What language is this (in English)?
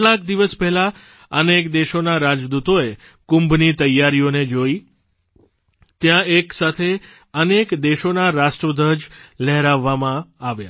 Gujarati